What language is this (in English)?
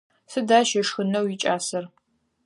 Adyghe